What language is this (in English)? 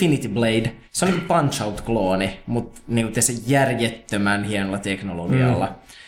Finnish